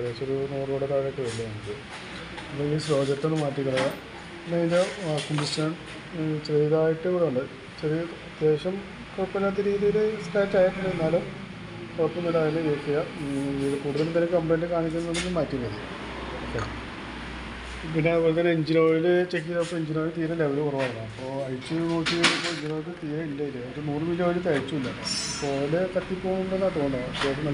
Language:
Dutch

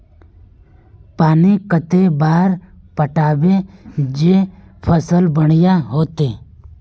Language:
Magahi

